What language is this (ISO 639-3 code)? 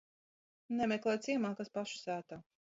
lav